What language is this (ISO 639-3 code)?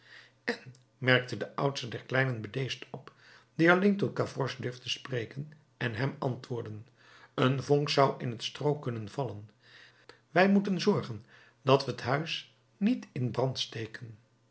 nld